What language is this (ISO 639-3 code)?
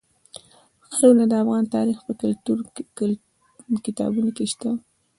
pus